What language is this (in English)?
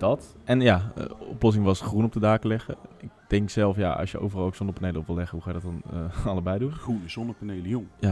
Dutch